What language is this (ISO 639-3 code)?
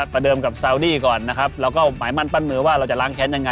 tha